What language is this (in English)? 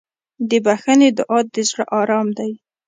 Pashto